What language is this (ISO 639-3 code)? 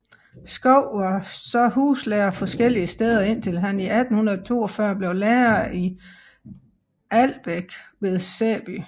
dan